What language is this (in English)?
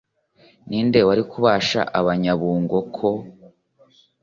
Kinyarwanda